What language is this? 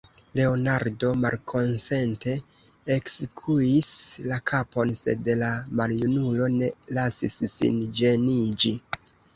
Esperanto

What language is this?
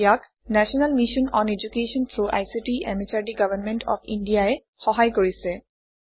Assamese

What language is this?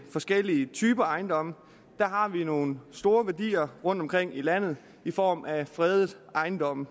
Danish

